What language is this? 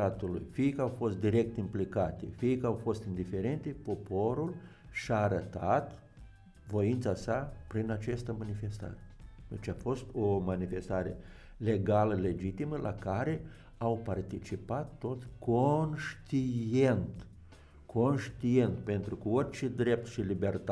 Romanian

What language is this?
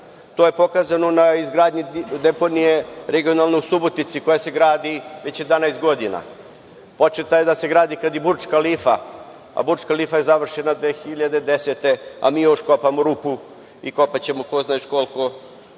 Serbian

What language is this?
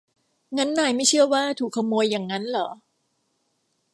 Thai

